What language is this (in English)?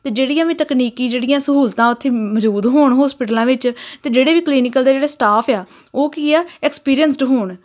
Punjabi